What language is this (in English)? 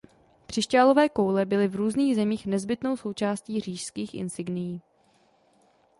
Czech